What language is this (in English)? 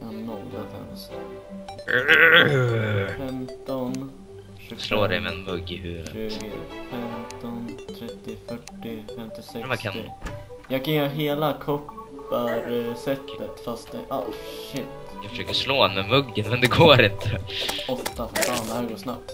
Swedish